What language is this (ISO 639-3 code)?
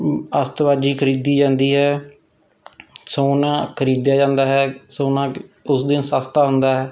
pan